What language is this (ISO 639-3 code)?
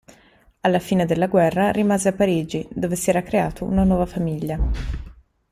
ita